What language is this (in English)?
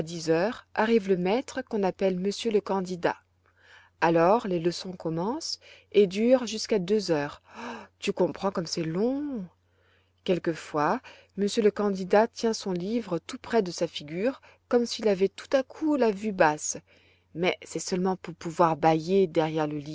French